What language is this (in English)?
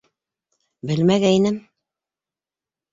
Bashkir